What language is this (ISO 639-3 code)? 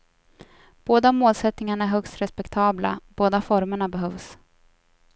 swe